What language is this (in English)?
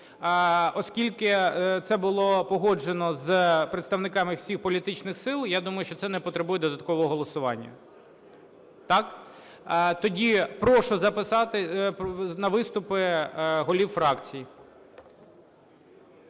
Ukrainian